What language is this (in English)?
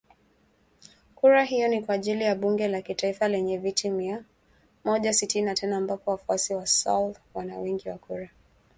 Swahili